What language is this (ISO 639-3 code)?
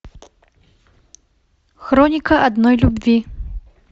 rus